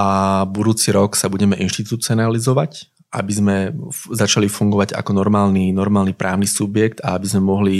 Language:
Slovak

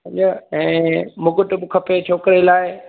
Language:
Sindhi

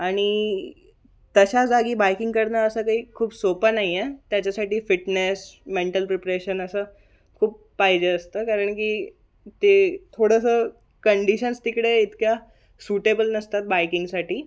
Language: Marathi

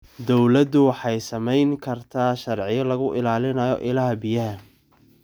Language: Somali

